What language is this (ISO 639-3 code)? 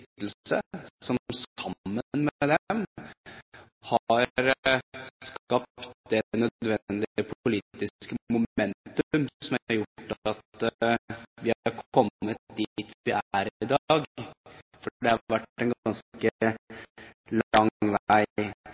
nob